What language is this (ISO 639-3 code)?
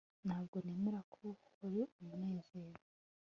kin